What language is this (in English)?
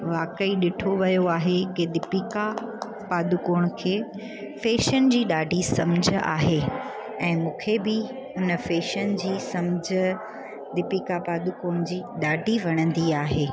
Sindhi